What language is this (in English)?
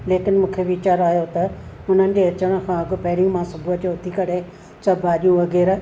Sindhi